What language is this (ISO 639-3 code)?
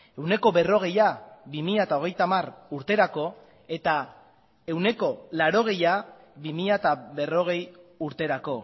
eus